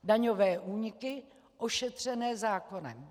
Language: Czech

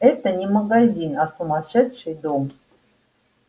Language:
Russian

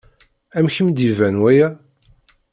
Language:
Kabyle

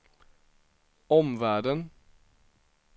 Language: Swedish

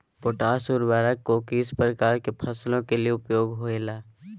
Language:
Magahi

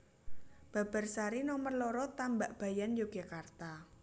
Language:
Javanese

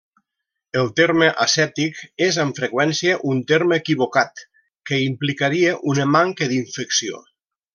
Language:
Catalan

